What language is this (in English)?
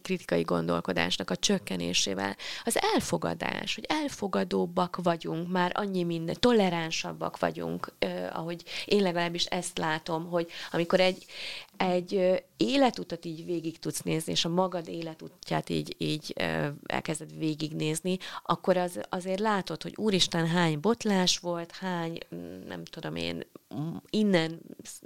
Hungarian